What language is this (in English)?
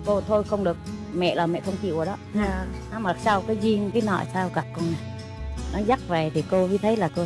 Vietnamese